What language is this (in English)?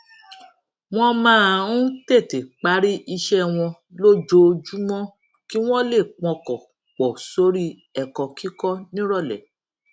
Yoruba